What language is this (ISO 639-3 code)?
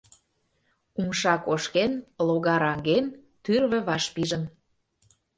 chm